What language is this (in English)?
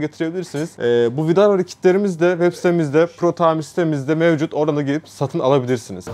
Turkish